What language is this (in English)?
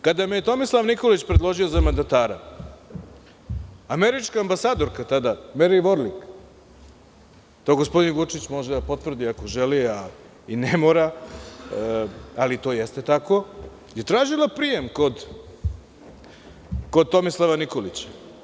Serbian